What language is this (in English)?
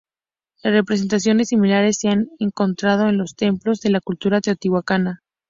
Spanish